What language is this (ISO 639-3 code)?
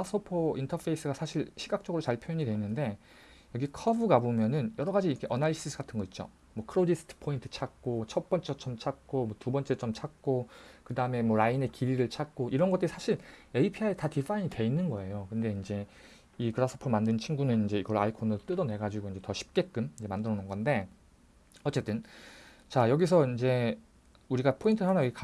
kor